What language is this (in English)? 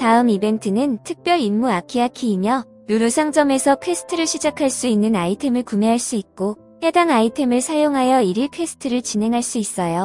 Korean